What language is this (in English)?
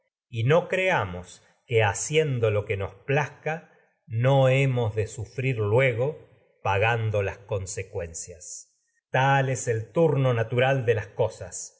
Spanish